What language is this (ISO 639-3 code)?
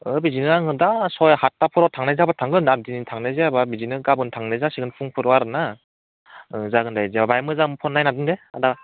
brx